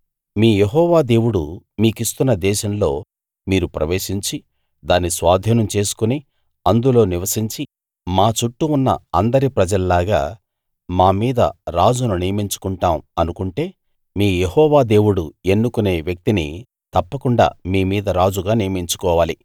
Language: Telugu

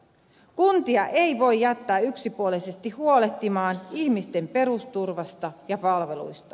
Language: Finnish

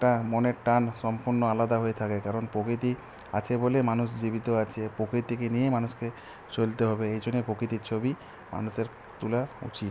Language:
Bangla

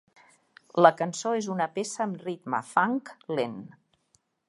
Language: Catalan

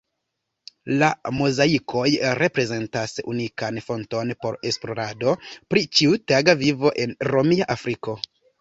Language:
Esperanto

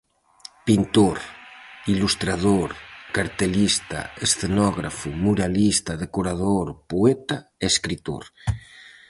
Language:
Galician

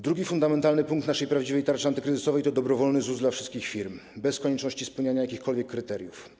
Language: Polish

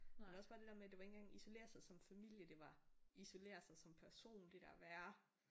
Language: Danish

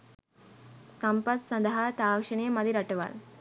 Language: Sinhala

